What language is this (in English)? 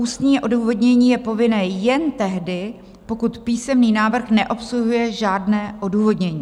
Czech